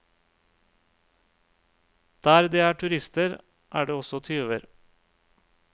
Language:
Norwegian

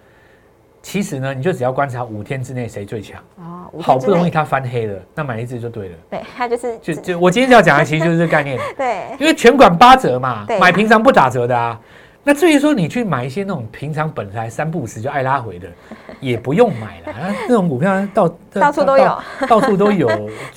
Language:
Chinese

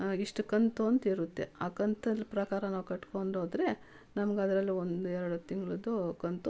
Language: Kannada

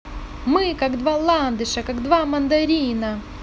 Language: Russian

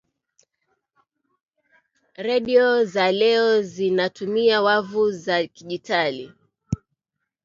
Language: Swahili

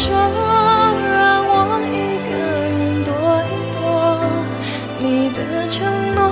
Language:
Chinese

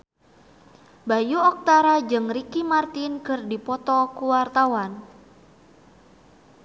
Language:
Sundanese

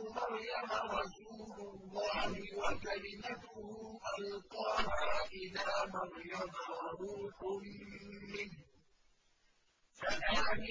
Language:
Arabic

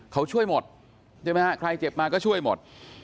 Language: Thai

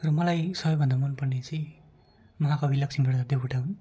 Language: Nepali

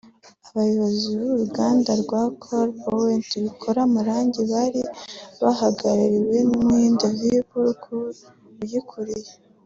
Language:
Kinyarwanda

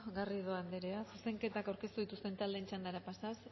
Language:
Basque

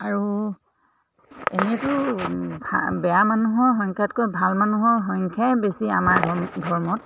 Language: Assamese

